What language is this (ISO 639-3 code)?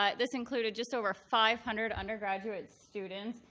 eng